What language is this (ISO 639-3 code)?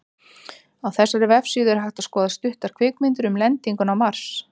isl